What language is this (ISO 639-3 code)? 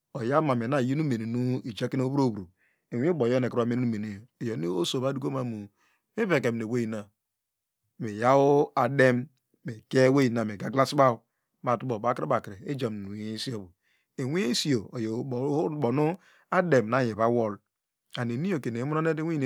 deg